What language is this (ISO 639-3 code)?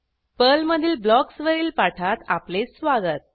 mar